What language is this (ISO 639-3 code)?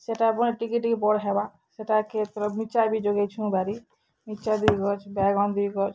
ori